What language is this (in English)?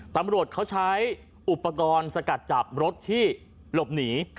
Thai